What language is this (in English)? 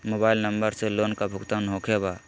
Magahi